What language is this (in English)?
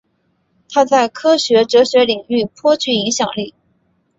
Chinese